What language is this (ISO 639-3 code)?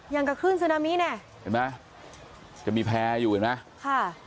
tha